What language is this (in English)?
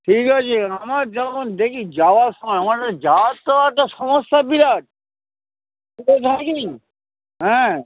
Bangla